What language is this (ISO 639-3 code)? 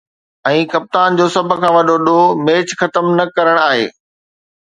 snd